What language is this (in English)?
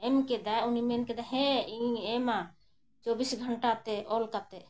Santali